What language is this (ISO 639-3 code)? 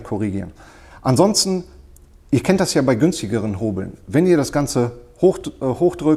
deu